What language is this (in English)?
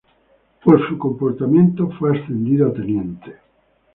Spanish